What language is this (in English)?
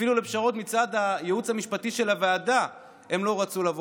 Hebrew